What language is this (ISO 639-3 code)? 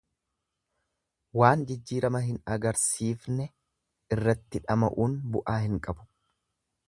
orm